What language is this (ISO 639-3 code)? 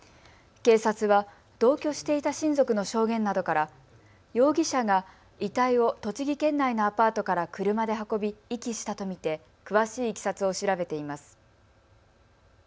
jpn